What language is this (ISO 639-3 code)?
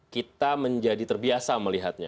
ind